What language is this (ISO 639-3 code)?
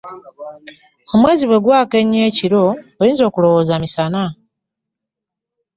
lug